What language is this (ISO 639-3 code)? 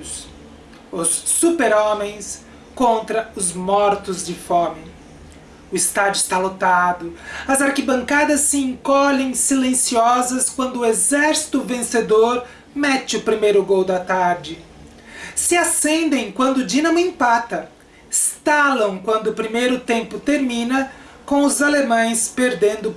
por